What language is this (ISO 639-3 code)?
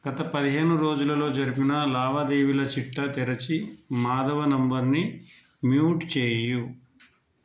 tel